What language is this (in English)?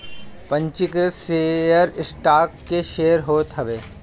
Bhojpuri